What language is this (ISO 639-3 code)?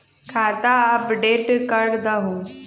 mag